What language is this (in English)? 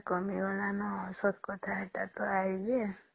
Odia